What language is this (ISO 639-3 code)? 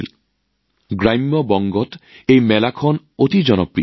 asm